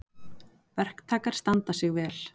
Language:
Icelandic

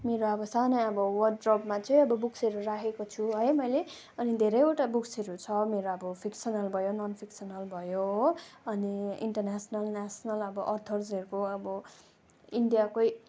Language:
Nepali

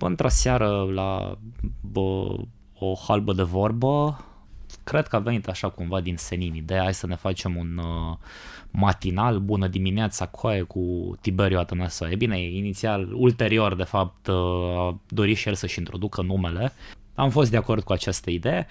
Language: Romanian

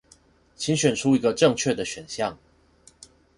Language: Chinese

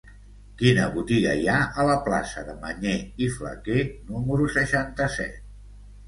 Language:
Catalan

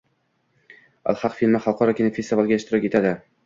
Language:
Uzbek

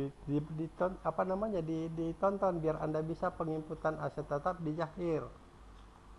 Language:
Indonesian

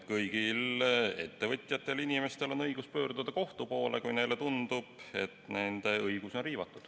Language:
Estonian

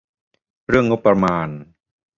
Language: Thai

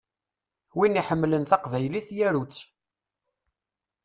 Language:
Kabyle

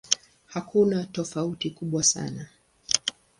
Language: Swahili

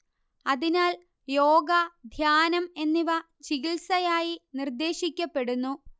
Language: Malayalam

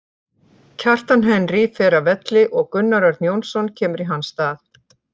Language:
Icelandic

